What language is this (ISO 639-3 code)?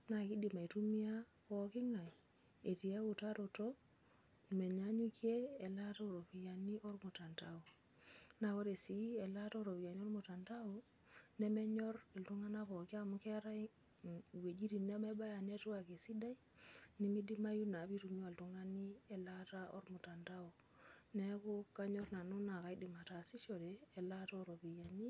mas